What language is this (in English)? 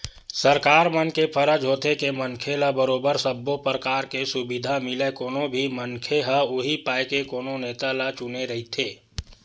Chhattisgarhi